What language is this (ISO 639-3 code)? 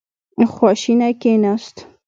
pus